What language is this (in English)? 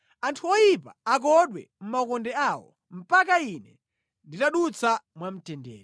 Nyanja